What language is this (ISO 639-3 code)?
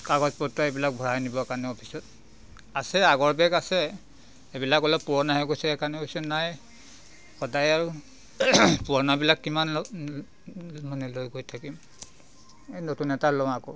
asm